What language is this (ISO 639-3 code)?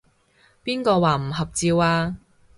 yue